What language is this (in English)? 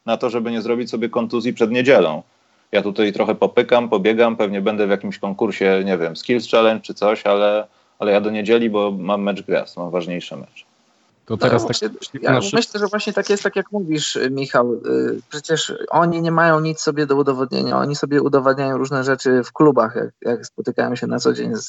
Polish